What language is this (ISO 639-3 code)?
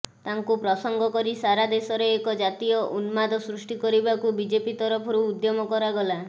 ori